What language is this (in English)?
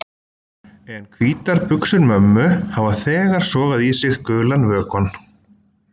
Icelandic